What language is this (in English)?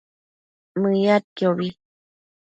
Matsés